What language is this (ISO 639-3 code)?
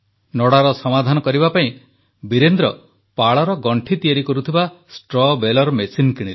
ori